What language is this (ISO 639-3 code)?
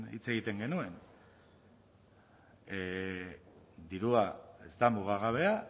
eus